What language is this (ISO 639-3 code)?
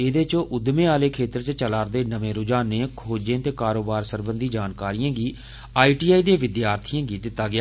doi